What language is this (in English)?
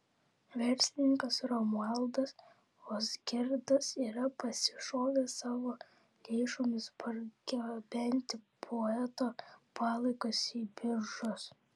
Lithuanian